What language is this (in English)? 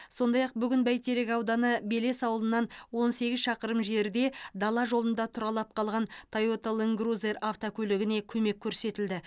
Kazakh